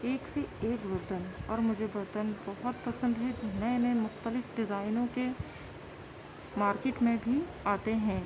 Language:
Urdu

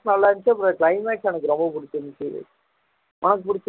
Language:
Tamil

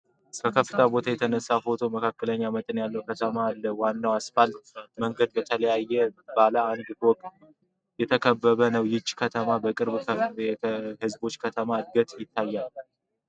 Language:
Amharic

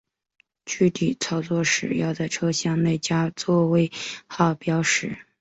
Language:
Chinese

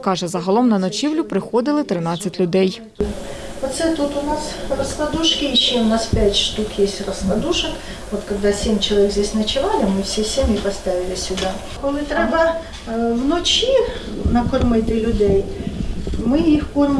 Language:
Ukrainian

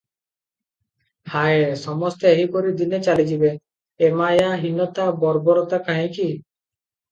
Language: Odia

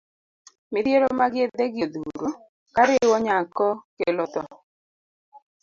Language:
Luo (Kenya and Tanzania)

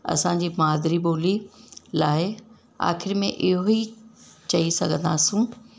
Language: Sindhi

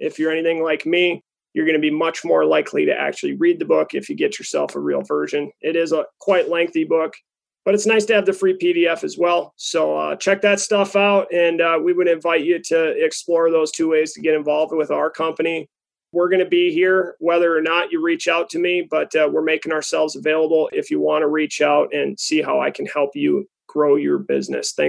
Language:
English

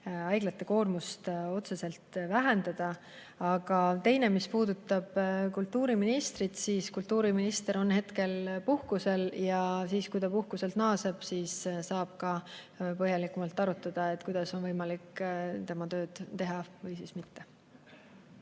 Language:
Estonian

